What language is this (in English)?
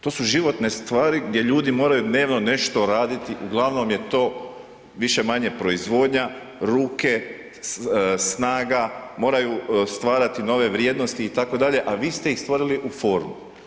Croatian